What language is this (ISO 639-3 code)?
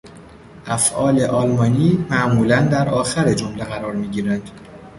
fas